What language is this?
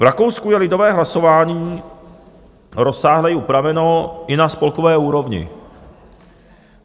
Czech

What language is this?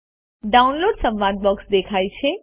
Gujarati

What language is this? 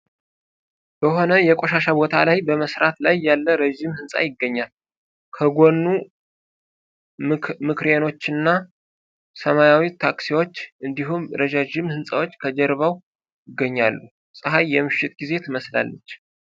Amharic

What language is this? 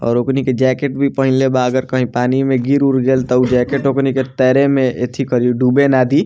Bhojpuri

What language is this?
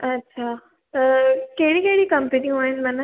Sindhi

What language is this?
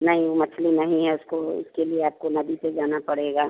Hindi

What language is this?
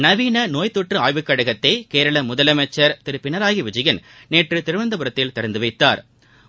Tamil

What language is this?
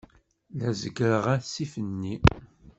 Kabyle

